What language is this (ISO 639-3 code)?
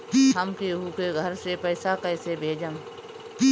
bho